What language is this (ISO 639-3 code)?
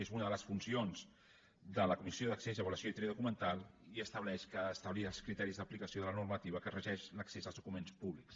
cat